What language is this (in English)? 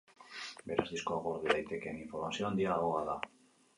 Basque